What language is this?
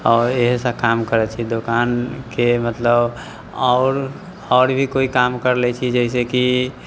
Maithili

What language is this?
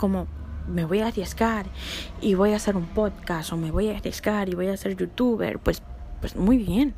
Spanish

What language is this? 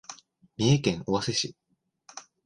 Japanese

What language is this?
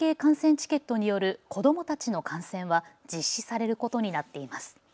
Japanese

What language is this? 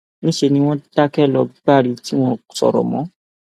Yoruba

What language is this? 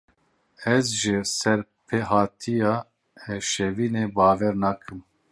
Kurdish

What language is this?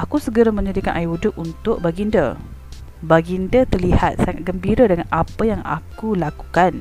Malay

